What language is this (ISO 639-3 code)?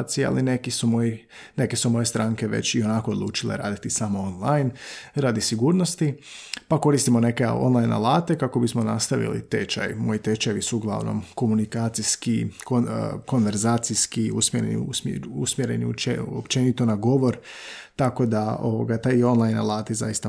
hrv